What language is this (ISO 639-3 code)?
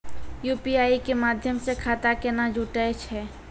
mai